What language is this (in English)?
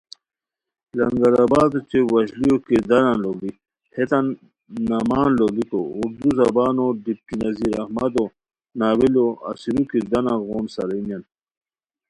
Khowar